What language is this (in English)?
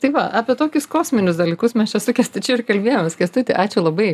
Lithuanian